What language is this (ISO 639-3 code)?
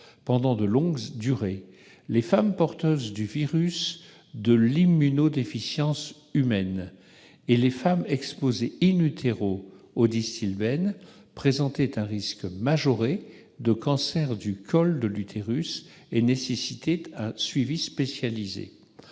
fra